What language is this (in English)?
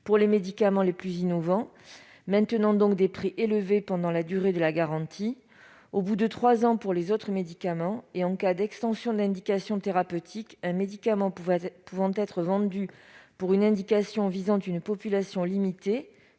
French